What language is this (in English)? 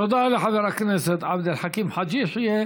Hebrew